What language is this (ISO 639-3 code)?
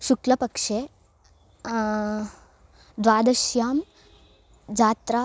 san